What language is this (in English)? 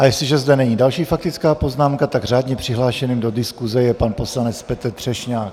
Czech